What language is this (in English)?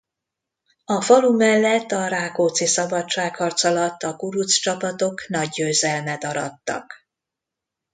Hungarian